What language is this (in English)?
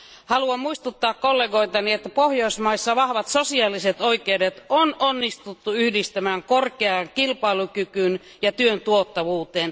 Finnish